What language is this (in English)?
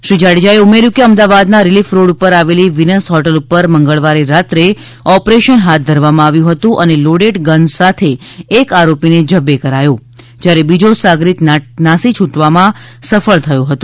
Gujarati